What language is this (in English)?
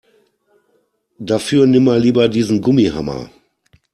German